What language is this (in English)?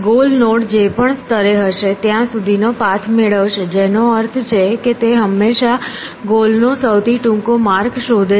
Gujarati